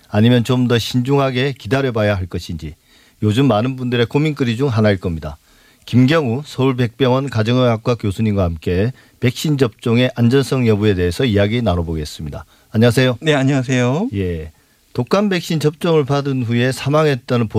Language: Korean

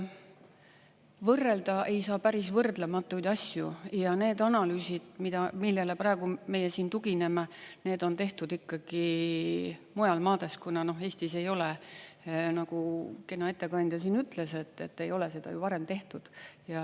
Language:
Estonian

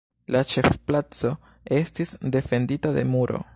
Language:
Esperanto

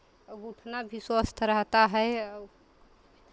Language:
Hindi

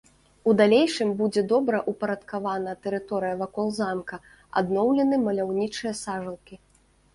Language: Belarusian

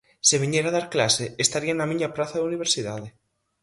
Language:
Galician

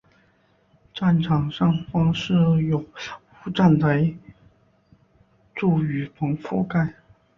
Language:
Chinese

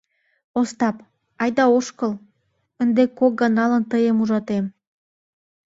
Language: Mari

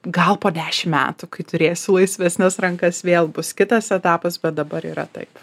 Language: Lithuanian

